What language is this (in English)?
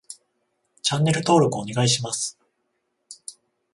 Japanese